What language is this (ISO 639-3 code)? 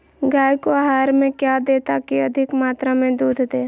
mag